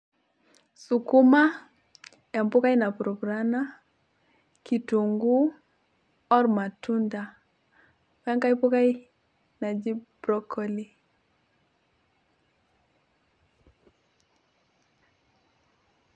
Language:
Masai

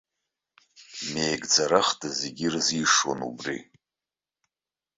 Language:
Abkhazian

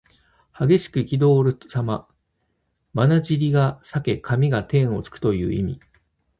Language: Japanese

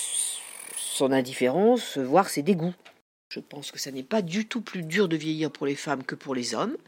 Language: French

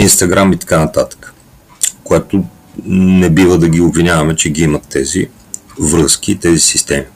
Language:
Bulgarian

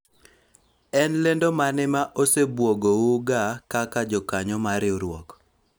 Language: Luo (Kenya and Tanzania)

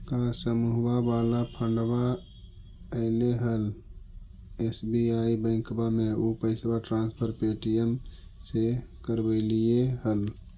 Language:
Magahi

